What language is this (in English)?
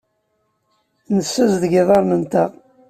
Kabyle